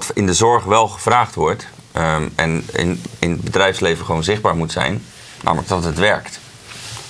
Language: Dutch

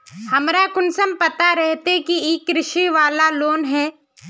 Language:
Magahi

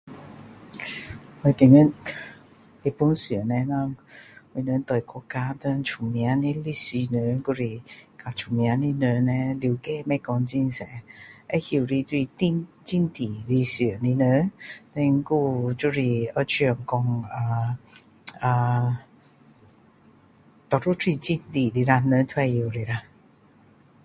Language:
Min Dong Chinese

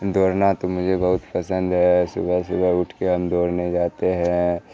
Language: Urdu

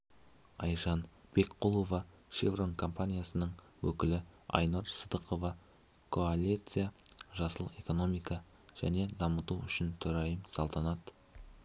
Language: Kazakh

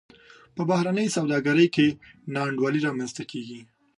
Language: Pashto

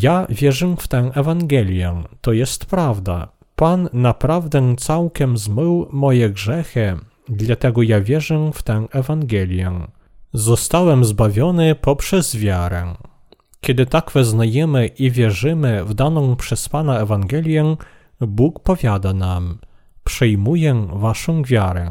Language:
Polish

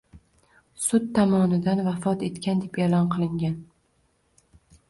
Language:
Uzbek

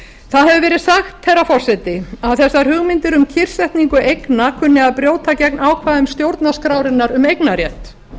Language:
Icelandic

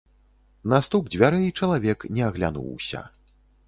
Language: Belarusian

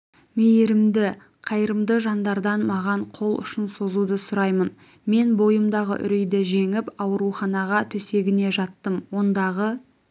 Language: Kazakh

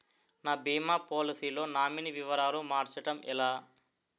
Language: Telugu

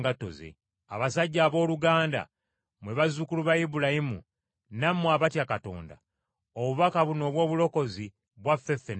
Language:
Ganda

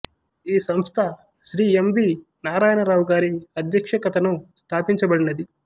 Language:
Telugu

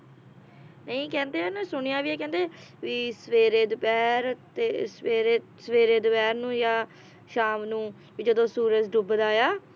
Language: Punjabi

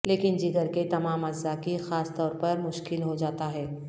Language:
Urdu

